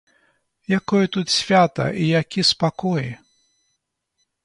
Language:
Belarusian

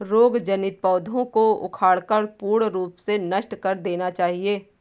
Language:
Hindi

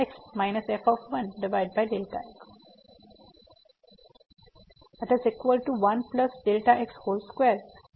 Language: Gujarati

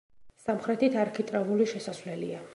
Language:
Georgian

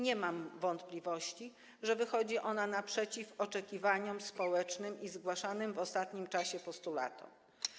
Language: Polish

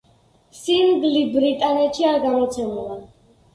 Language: Georgian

